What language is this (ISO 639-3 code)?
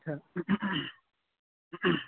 doi